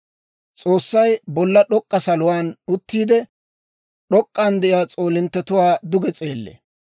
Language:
Dawro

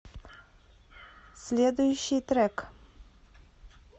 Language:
Russian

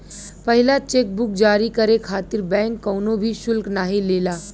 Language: Bhojpuri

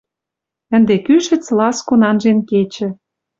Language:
Western Mari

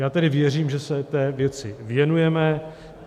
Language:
Czech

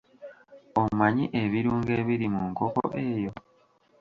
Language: Ganda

